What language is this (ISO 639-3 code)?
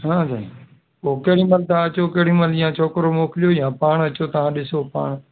snd